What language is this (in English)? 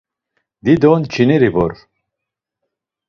Laz